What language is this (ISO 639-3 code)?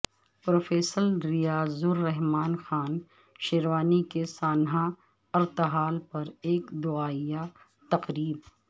urd